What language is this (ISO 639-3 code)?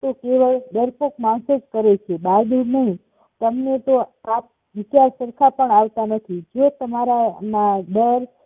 guj